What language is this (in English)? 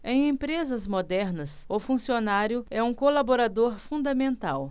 Portuguese